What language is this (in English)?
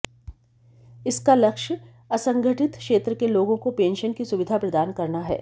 Hindi